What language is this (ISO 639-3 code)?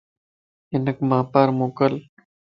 lss